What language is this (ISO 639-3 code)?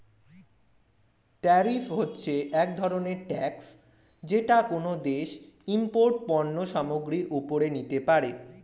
ben